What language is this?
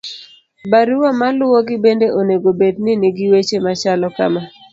Luo (Kenya and Tanzania)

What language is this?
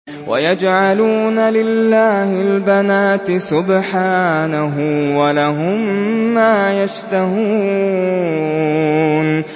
Arabic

